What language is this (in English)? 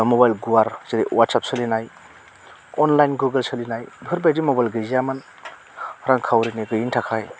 Bodo